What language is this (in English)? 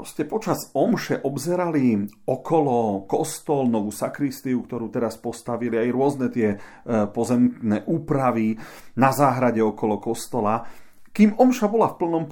Slovak